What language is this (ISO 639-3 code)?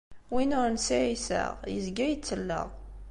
kab